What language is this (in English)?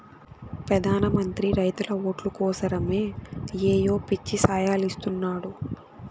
Telugu